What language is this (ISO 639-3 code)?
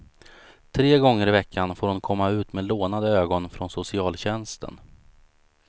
swe